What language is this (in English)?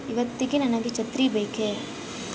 Kannada